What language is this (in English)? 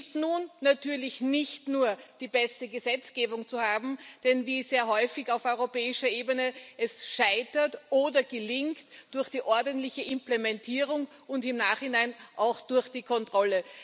German